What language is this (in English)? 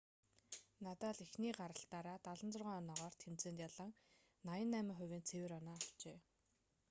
Mongolian